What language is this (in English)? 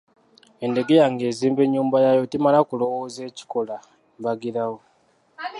Ganda